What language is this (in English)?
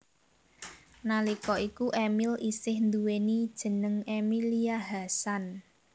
Javanese